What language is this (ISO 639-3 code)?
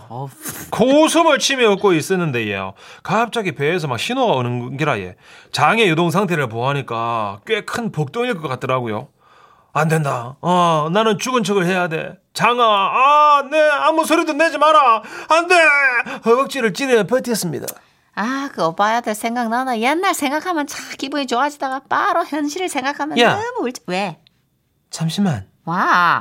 kor